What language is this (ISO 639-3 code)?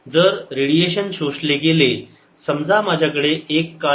mar